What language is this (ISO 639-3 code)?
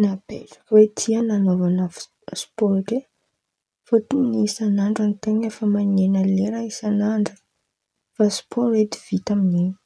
xmv